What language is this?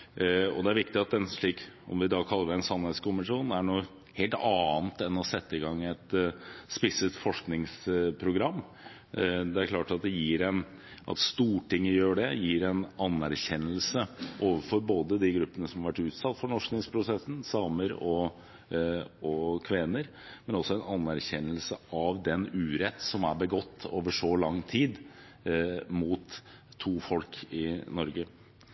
Norwegian Bokmål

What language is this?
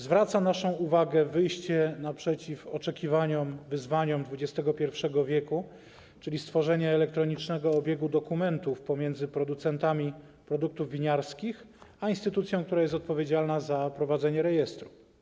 Polish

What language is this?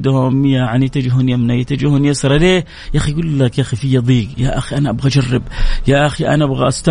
Arabic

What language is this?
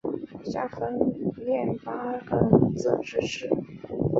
Chinese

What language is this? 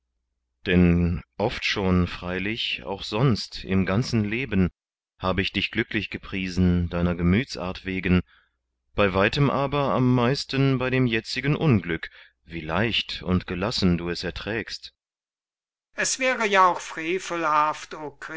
German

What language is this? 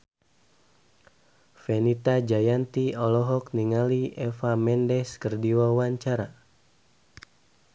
Sundanese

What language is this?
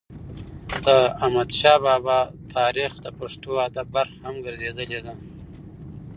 Pashto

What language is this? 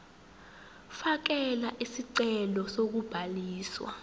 Zulu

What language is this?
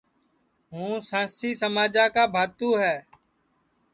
Sansi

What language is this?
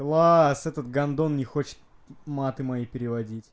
Russian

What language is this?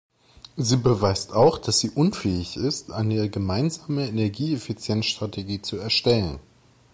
German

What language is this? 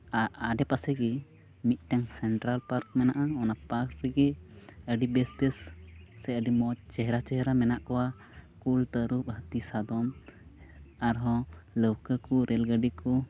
Santali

